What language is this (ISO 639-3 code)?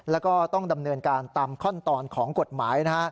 tha